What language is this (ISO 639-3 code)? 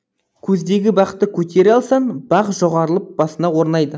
kaz